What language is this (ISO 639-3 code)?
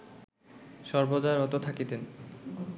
ben